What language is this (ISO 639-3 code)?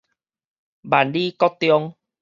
nan